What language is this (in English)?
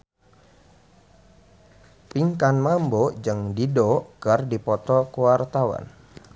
Sundanese